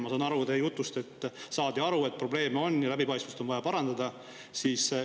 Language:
Estonian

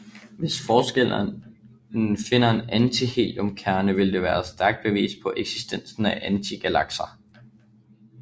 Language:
Danish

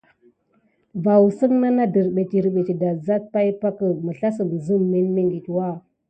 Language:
Gidar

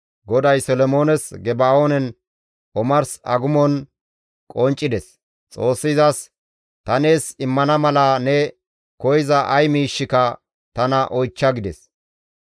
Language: Gamo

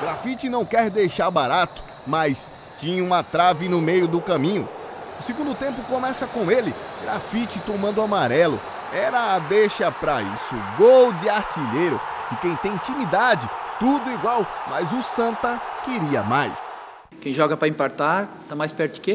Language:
Portuguese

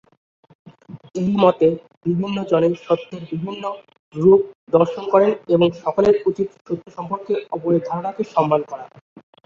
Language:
Bangla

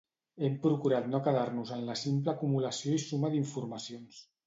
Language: Catalan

